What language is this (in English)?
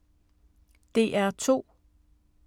Danish